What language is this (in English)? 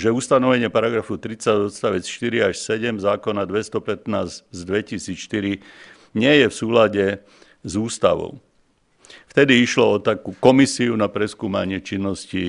Slovak